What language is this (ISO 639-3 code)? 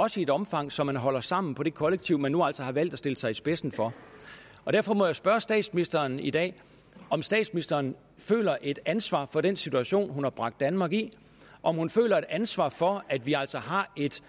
dan